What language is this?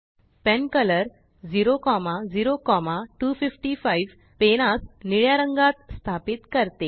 Marathi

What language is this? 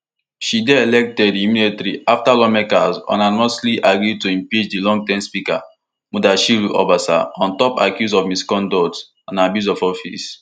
Nigerian Pidgin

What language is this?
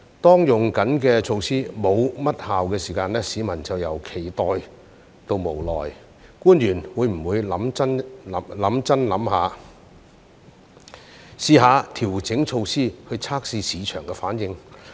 Cantonese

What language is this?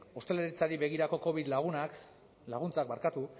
Basque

